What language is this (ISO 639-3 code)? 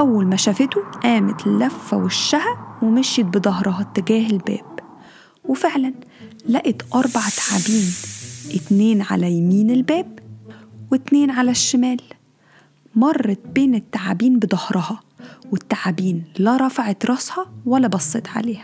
ara